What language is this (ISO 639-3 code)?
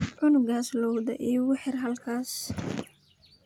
som